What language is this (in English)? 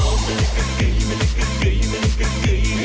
Thai